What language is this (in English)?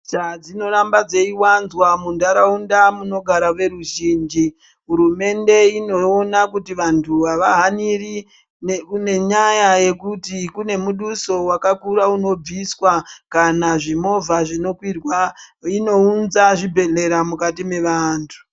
Ndau